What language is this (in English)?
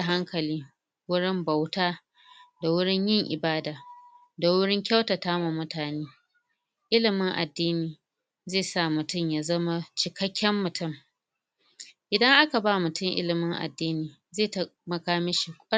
Hausa